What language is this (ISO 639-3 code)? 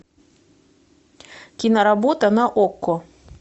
rus